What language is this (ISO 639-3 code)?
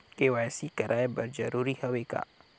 hne